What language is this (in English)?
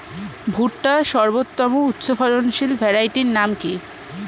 Bangla